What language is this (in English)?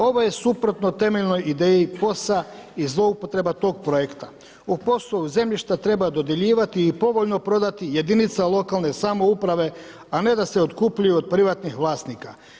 Croatian